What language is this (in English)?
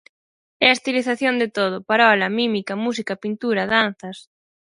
Galician